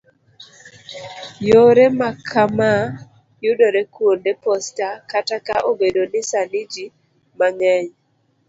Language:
Luo (Kenya and Tanzania)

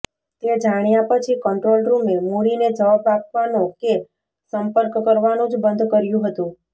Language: Gujarati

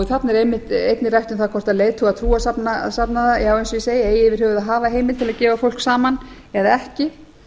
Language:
Icelandic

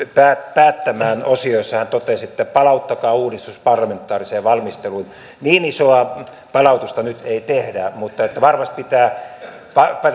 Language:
Finnish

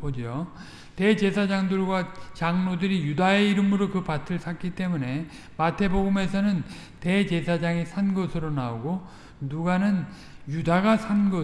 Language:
Korean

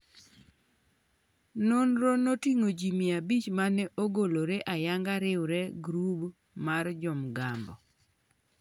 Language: Luo (Kenya and Tanzania)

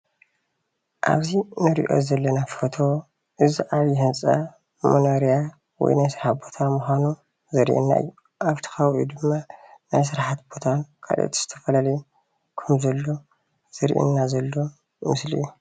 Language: Tigrinya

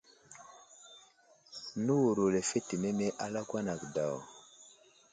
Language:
Wuzlam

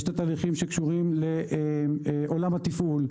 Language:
Hebrew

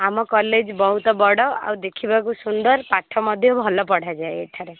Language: Odia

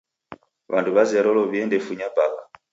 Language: Taita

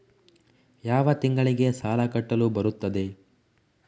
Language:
Kannada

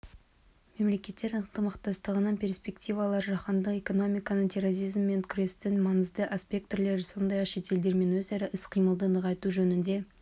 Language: Kazakh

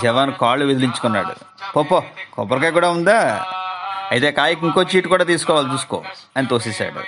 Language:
Telugu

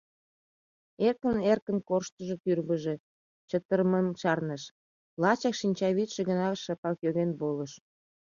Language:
Mari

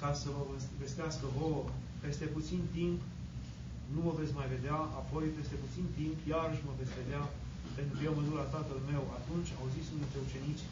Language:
Romanian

